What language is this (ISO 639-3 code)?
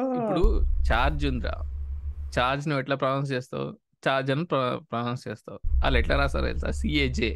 tel